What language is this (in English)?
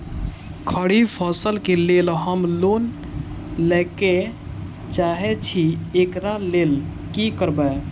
Maithili